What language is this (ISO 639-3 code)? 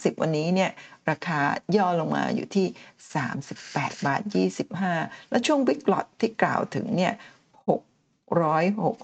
tha